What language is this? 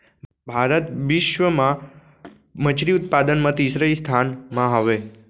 Chhattisgarhi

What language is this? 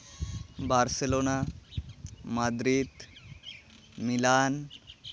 Santali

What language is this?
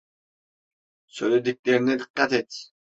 Turkish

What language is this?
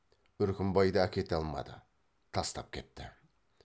Kazakh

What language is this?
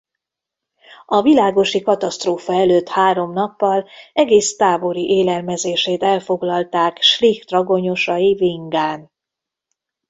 Hungarian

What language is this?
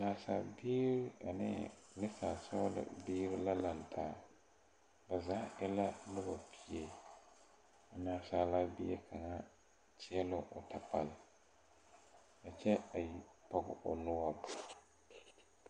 Southern Dagaare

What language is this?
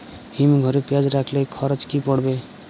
Bangla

